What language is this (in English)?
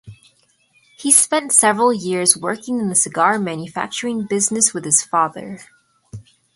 English